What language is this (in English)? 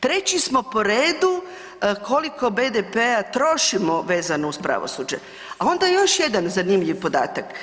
Croatian